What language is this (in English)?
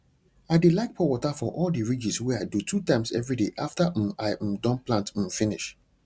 Nigerian Pidgin